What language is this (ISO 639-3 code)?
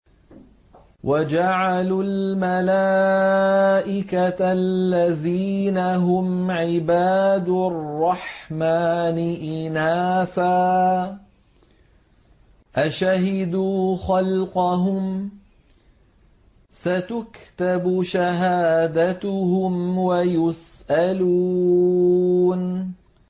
ara